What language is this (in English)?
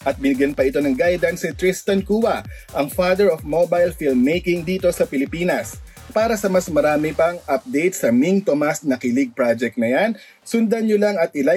Filipino